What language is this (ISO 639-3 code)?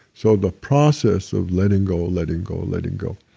eng